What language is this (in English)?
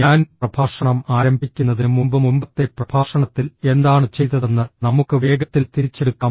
Malayalam